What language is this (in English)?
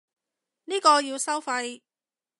Cantonese